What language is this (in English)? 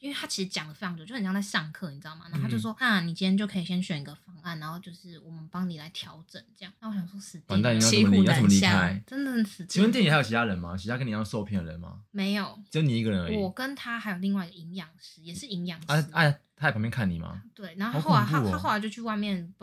Chinese